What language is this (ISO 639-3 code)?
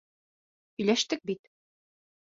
bak